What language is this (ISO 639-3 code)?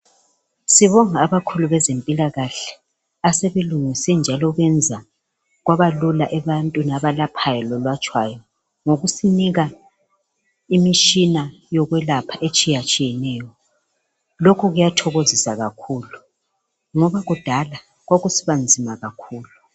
nde